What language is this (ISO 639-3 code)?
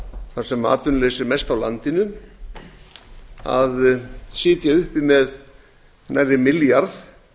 isl